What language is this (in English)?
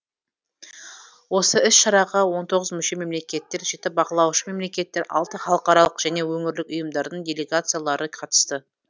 Kazakh